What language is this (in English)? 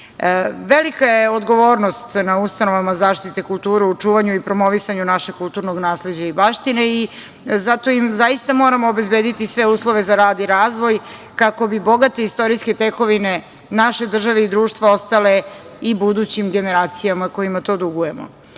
Serbian